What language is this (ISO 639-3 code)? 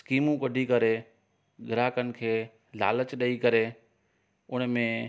snd